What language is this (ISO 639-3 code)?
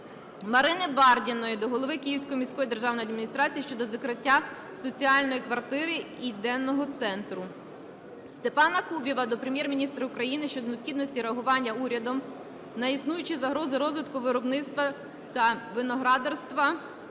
ukr